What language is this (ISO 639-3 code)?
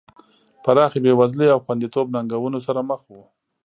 pus